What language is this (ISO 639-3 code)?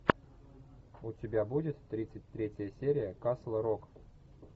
rus